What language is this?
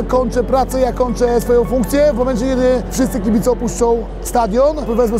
Polish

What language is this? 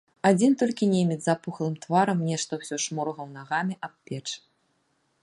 Belarusian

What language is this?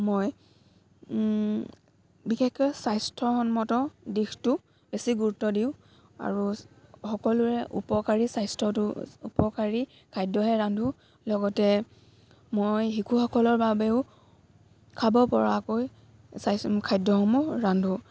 Assamese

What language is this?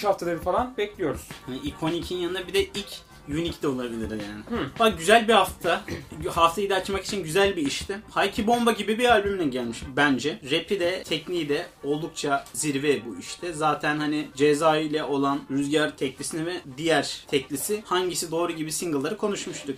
Turkish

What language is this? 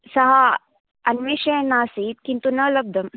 Sanskrit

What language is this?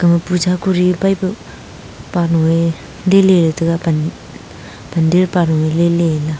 Wancho Naga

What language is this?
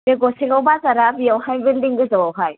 Bodo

